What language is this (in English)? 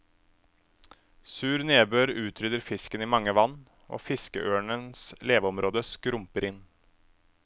Norwegian